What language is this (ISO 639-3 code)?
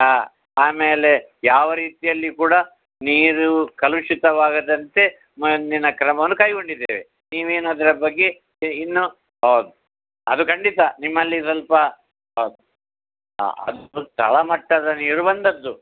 kan